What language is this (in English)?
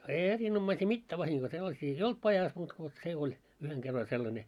Finnish